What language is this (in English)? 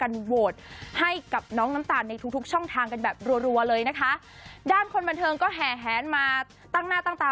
Thai